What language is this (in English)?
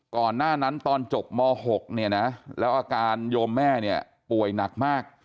Thai